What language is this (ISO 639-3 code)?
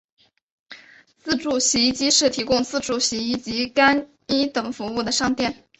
zho